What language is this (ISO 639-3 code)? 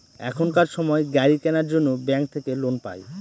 ben